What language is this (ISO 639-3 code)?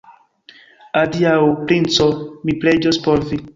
epo